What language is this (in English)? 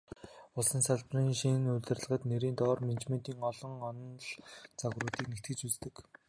Mongolian